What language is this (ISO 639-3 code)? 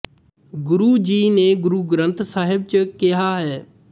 pan